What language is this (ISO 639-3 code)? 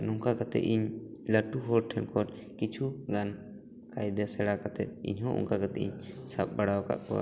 sat